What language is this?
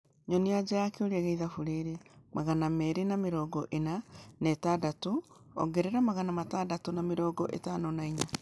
Kikuyu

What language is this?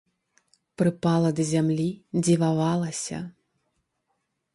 Belarusian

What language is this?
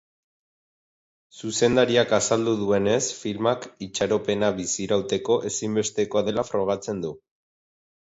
Basque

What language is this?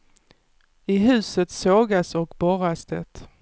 Swedish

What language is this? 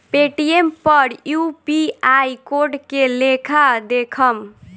Bhojpuri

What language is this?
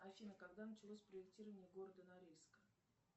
Russian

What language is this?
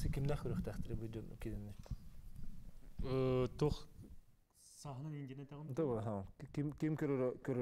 Turkish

